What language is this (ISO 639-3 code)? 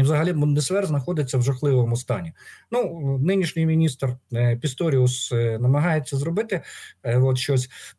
ukr